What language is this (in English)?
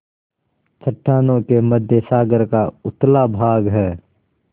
Hindi